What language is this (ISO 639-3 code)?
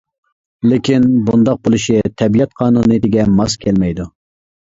uig